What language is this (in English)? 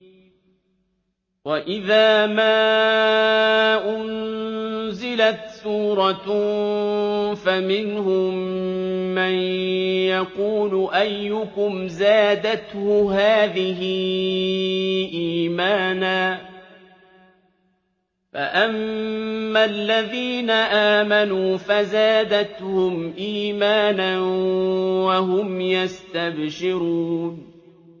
Arabic